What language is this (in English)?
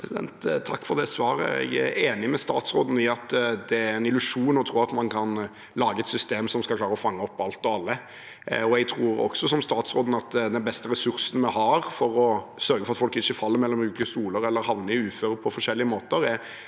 Norwegian